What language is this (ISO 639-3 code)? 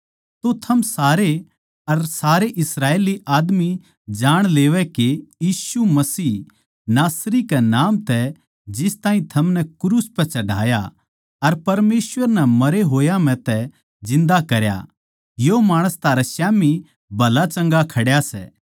bgc